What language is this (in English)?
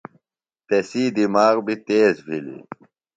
Phalura